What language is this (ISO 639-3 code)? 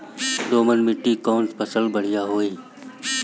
bho